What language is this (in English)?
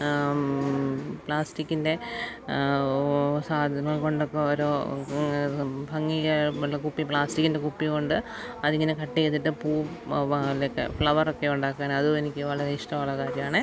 Malayalam